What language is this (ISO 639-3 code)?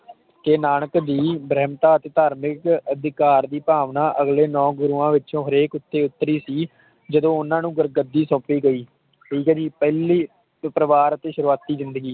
pan